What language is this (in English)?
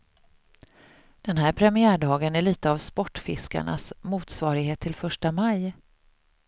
Swedish